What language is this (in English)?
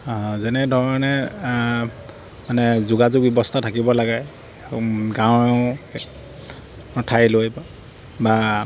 Assamese